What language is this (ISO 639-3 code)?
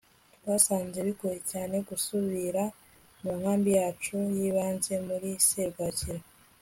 kin